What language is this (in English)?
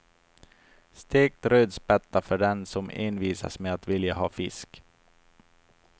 Swedish